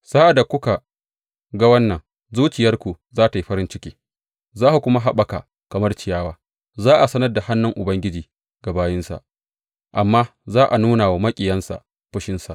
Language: Hausa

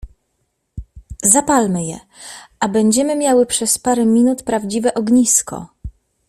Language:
Polish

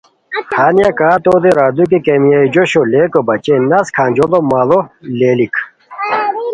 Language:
Khowar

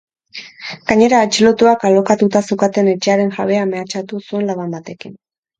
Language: Basque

